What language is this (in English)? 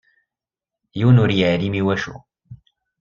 Kabyle